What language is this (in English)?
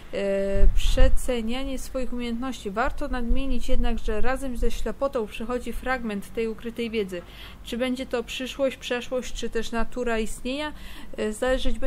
Polish